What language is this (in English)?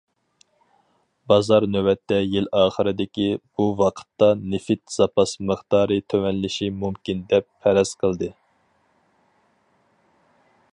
Uyghur